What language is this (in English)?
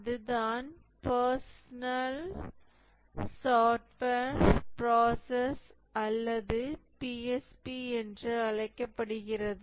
Tamil